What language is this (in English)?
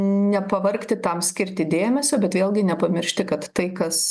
Lithuanian